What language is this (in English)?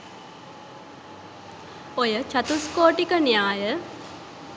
Sinhala